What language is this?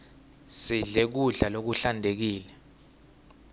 Swati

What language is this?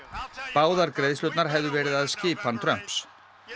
Icelandic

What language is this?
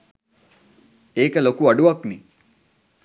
Sinhala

